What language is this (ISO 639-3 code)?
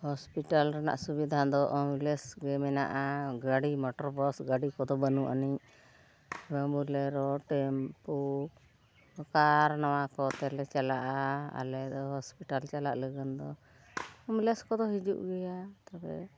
sat